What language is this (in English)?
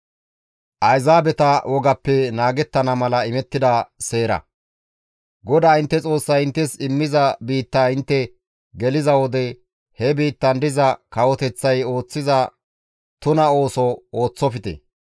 Gamo